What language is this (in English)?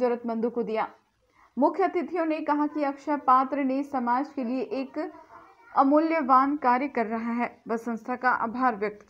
Hindi